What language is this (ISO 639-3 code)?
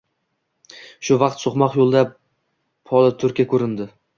uzb